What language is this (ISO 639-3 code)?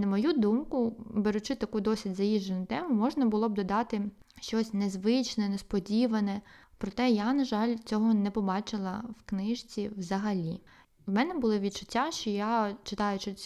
ukr